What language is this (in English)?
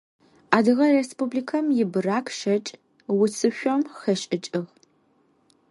Adyghe